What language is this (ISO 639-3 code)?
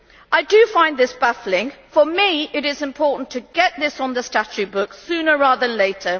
eng